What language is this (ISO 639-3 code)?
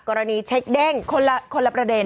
tha